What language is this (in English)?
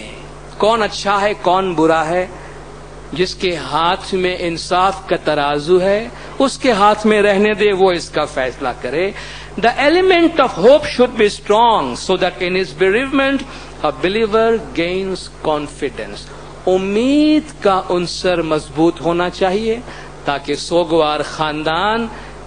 Hindi